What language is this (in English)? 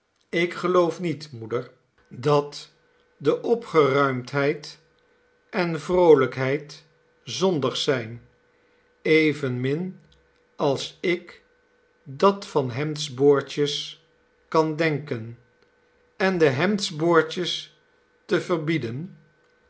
Dutch